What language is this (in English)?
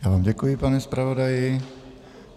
Czech